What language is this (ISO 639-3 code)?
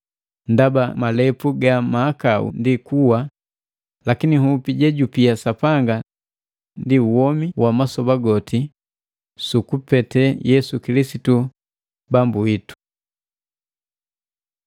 mgv